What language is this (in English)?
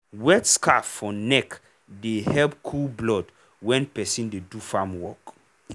Nigerian Pidgin